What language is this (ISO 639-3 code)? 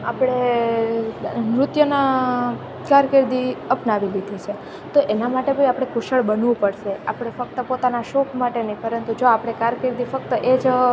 guj